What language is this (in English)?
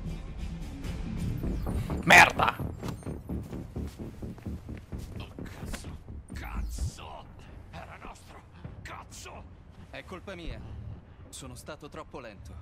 Italian